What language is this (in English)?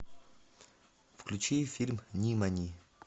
Russian